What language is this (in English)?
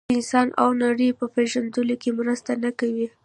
Pashto